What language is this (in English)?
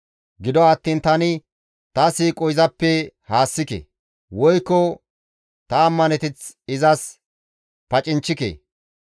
Gamo